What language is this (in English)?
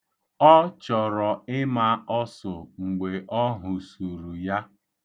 Igbo